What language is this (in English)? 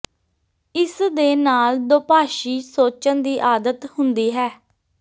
Punjabi